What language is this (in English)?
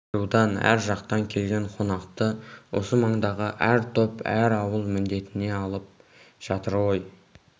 Kazakh